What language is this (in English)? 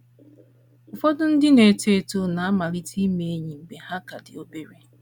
Igbo